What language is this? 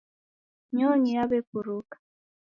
Taita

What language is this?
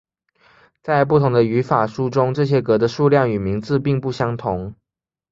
Chinese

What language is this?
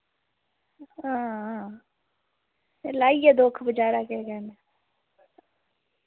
Dogri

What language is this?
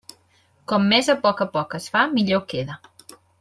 Catalan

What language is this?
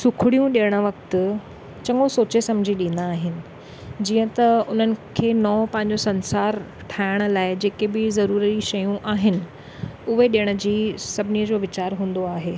Sindhi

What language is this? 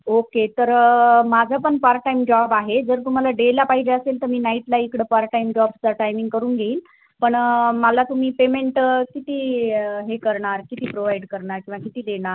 Marathi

